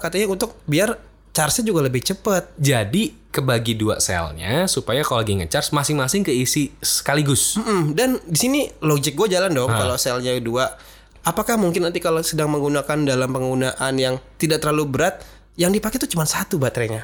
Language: Indonesian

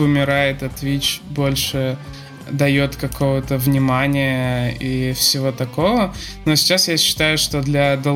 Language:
Russian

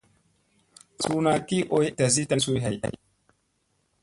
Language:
Musey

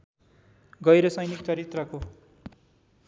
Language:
Nepali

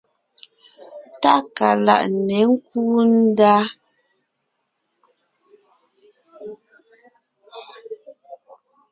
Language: Ngiemboon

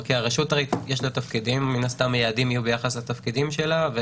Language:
Hebrew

